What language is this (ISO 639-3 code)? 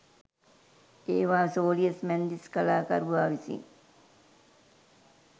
sin